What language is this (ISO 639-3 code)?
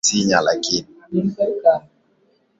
swa